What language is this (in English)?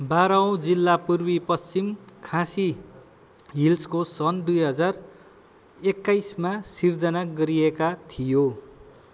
Nepali